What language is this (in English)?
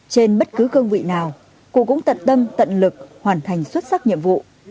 Vietnamese